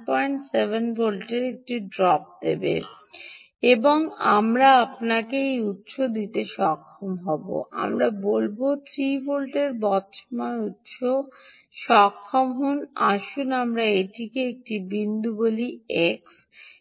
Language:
Bangla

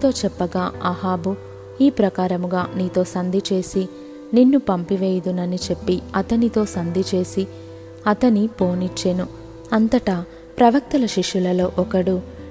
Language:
Telugu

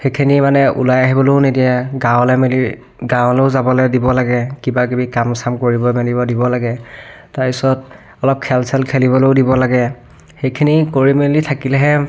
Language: Assamese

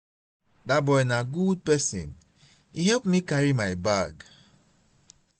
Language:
Nigerian Pidgin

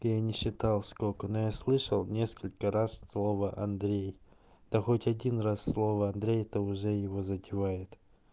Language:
Russian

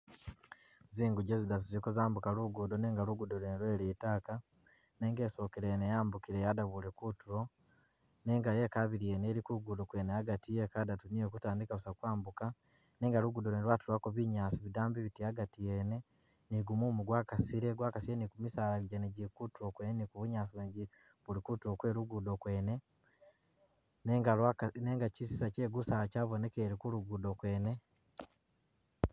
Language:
Masaaba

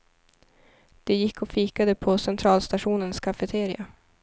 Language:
Swedish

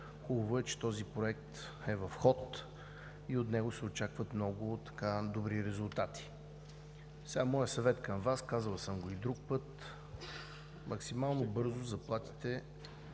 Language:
Bulgarian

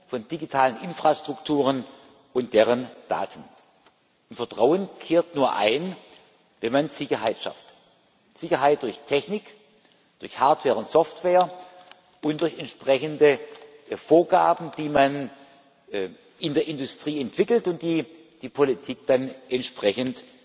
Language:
German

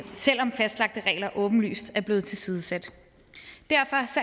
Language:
Danish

